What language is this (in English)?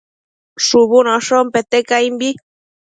Matsés